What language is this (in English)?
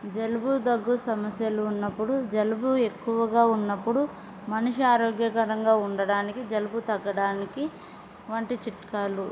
Telugu